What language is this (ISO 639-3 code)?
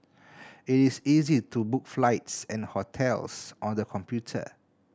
eng